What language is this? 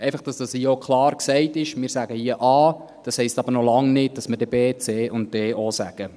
Swiss German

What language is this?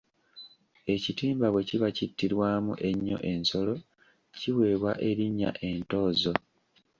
Ganda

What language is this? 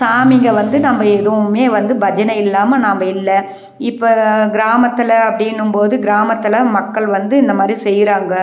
Tamil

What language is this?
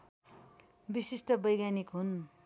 Nepali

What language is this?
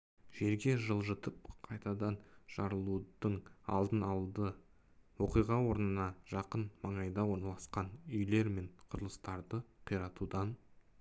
Kazakh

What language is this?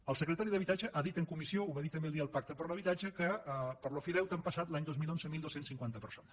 Catalan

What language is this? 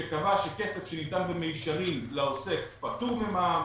Hebrew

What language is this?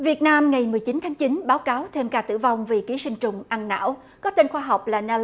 Vietnamese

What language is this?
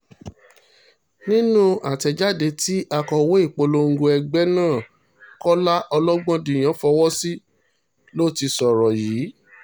Yoruba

